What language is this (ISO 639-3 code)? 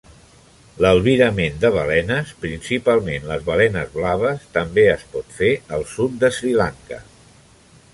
cat